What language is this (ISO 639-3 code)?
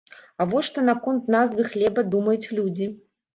bel